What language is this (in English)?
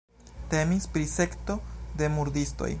Esperanto